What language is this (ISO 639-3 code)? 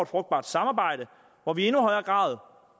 dan